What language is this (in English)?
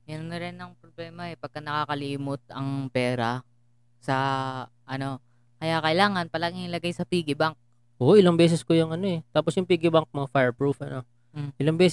Filipino